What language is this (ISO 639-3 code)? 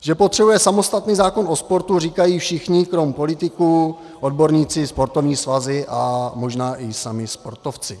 ces